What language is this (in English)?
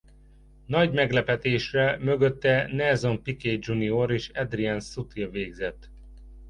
Hungarian